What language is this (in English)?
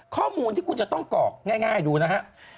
Thai